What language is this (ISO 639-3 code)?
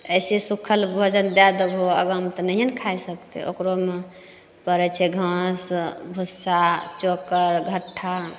mai